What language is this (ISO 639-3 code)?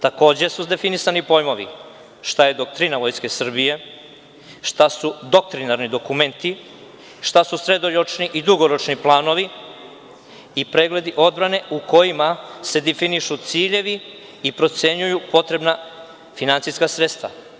srp